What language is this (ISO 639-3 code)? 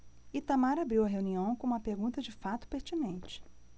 por